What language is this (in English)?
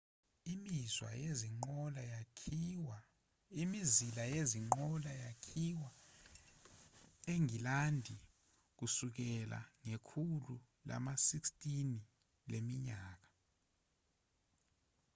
Zulu